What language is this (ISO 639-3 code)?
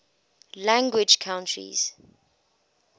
eng